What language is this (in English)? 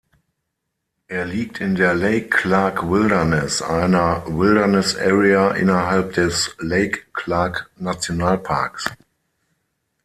German